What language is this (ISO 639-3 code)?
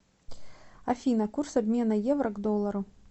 rus